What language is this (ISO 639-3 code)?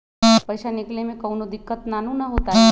mag